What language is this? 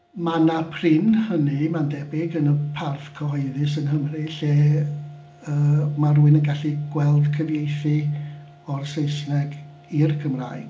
Welsh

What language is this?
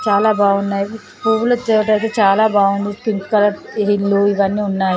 Telugu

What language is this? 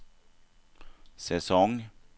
Swedish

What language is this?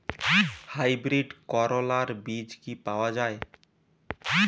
Bangla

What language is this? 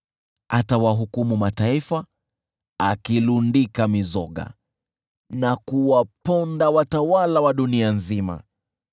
Swahili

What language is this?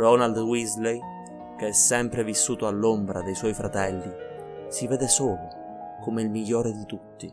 Italian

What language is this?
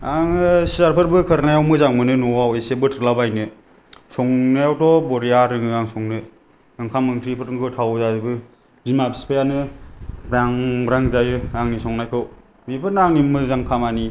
Bodo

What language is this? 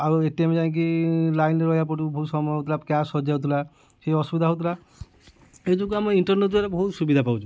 Odia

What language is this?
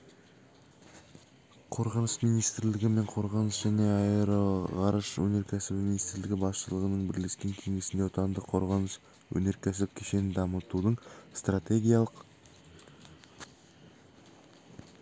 Kazakh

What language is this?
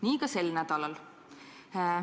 Estonian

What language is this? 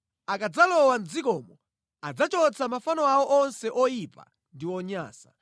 Nyanja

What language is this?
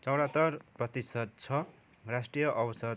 Nepali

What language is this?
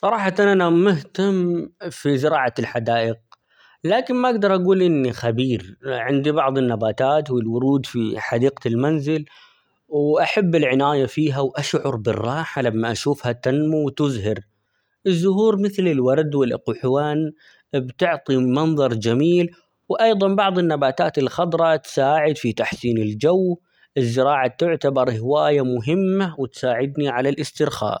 Omani Arabic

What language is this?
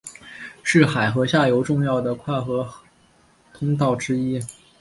Chinese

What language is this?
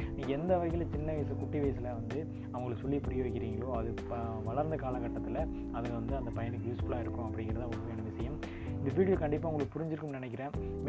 Tamil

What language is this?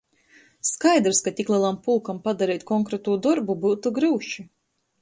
Latgalian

